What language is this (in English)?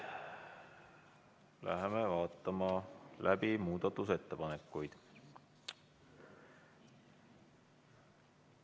Estonian